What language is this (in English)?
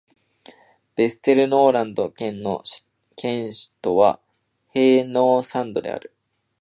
Japanese